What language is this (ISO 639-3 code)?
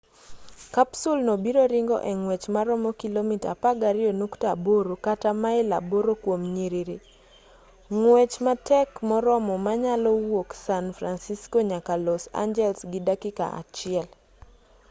luo